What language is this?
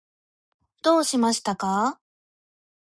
Japanese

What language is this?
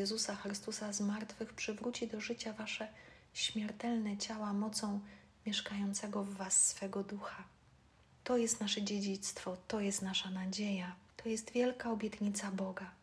Polish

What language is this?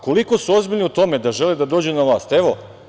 Serbian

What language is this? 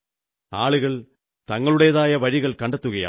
Malayalam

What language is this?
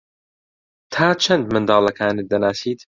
Central Kurdish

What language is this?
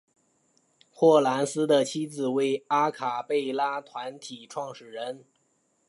Chinese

